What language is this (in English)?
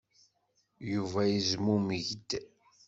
Kabyle